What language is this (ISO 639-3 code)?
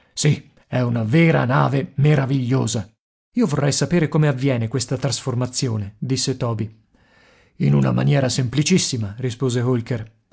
ita